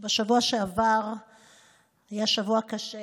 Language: Hebrew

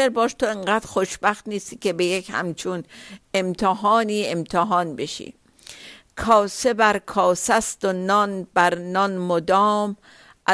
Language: Persian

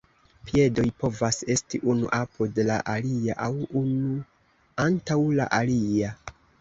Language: Esperanto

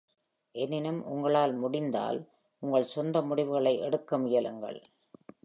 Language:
Tamil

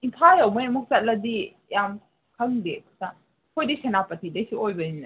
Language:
Manipuri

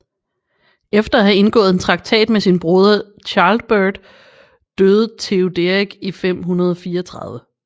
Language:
Danish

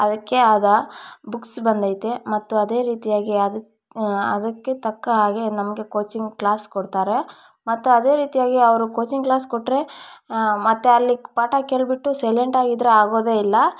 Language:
Kannada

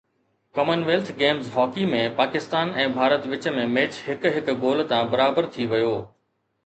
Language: Sindhi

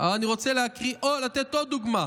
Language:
Hebrew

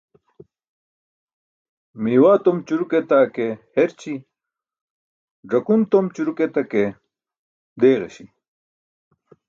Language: Burushaski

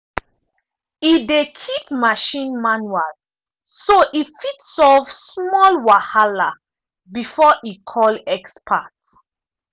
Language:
Nigerian Pidgin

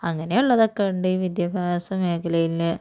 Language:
Malayalam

